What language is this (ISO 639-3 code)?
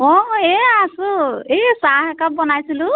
asm